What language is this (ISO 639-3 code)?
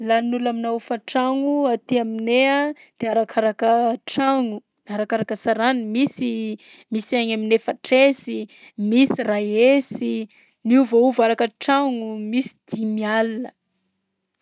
bzc